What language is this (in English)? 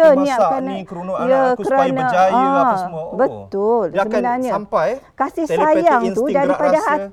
Malay